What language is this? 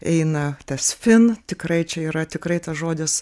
Lithuanian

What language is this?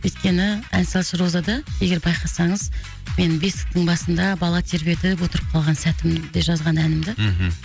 Kazakh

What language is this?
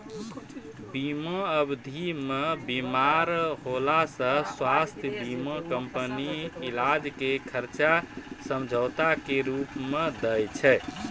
Maithili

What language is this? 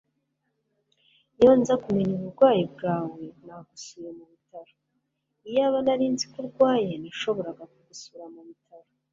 Kinyarwanda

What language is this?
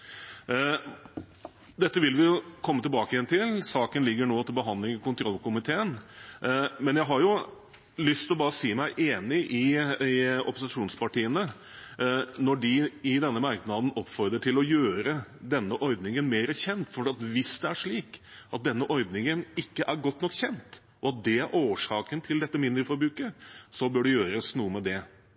Norwegian Bokmål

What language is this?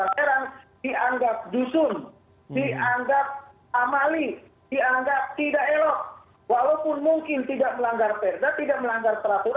Indonesian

